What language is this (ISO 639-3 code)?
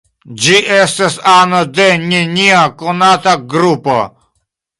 epo